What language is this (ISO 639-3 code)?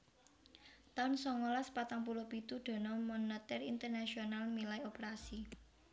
jav